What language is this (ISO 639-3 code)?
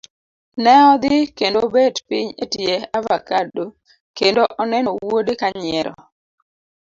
luo